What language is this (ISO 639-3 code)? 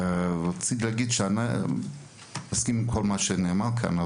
heb